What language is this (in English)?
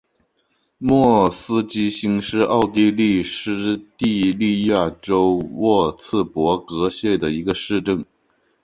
Chinese